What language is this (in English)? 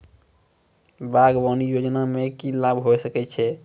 Maithili